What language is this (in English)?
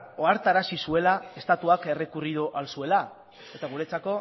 Basque